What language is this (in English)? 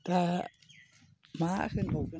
Bodo